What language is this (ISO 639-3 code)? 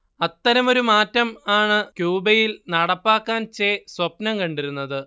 mal